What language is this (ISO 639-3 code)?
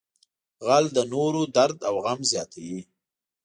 pus